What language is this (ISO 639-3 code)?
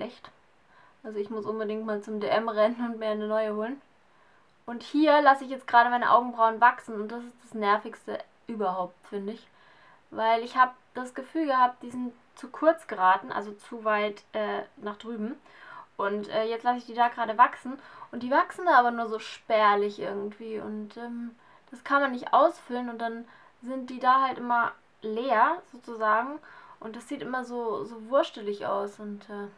deu